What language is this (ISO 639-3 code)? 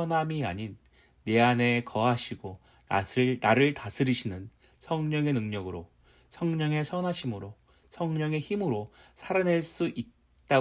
kor